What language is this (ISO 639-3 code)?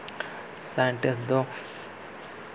sat